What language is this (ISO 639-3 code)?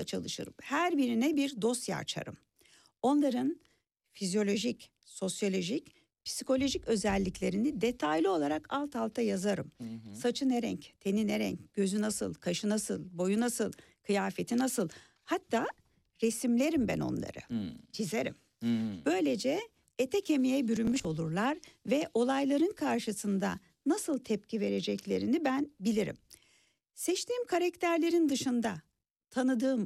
tur